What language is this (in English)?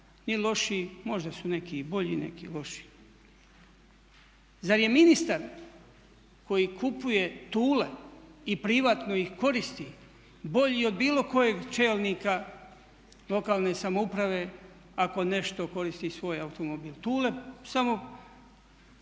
Croatian